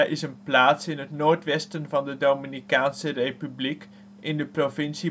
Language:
Dutch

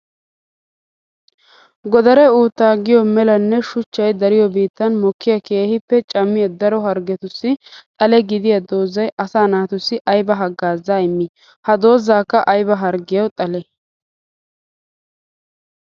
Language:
Wolaytta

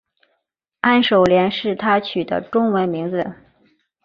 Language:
Chinese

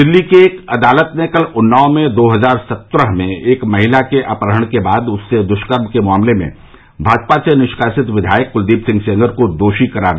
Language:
Hindi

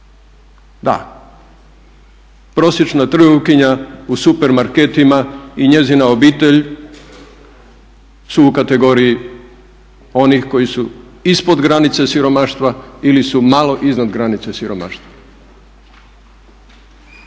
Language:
Croatian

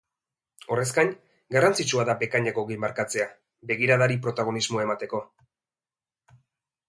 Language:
Basque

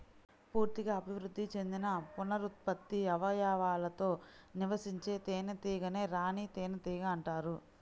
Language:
Telugu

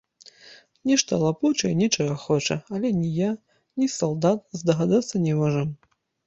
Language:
Belarusian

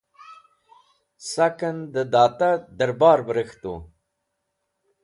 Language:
Wakhi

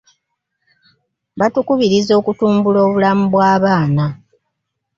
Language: Ganda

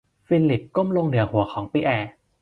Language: Thai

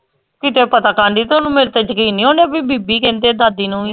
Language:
Punjabi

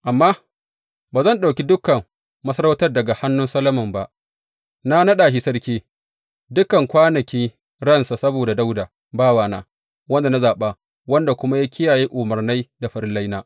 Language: Hausa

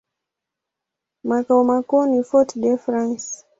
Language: Swahili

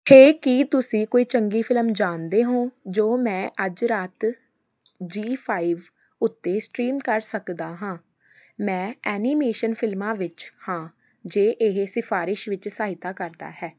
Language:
Punjabi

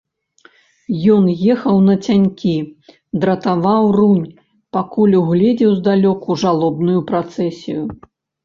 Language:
Belarusian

